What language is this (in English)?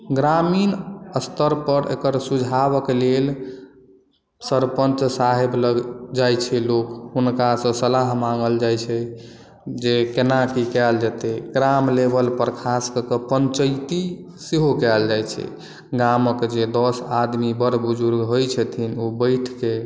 Maithili